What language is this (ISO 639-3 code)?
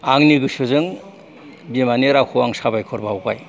brx